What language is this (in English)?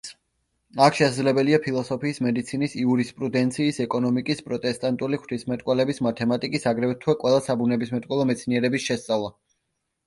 Georgian